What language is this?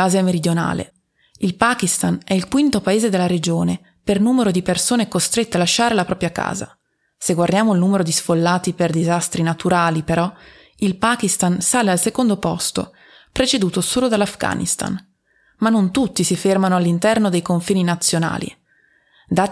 Italian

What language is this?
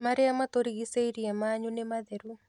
Kikuyu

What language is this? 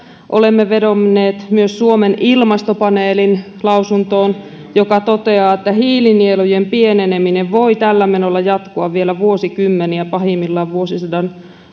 Finnish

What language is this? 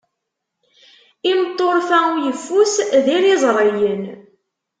Kabyle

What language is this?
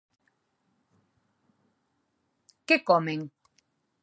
Galician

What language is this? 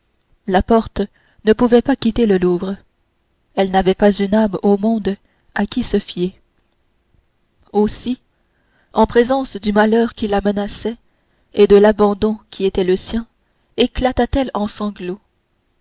French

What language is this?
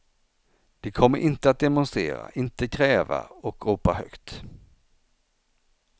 Swedish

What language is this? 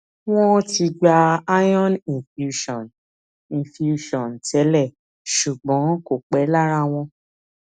Yoruba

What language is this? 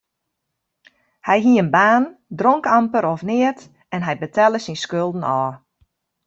Western Frisian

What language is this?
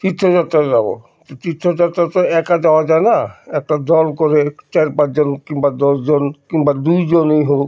Bangla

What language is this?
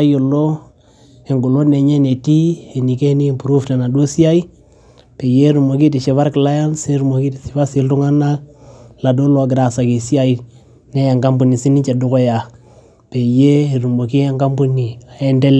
Masai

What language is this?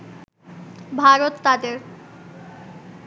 Bangla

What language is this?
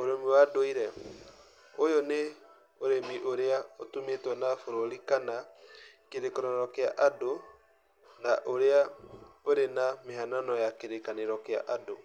Kikuyu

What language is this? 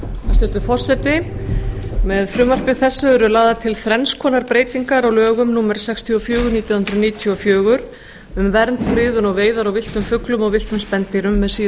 Icelandic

